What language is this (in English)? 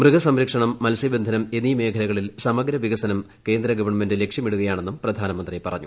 Malayalam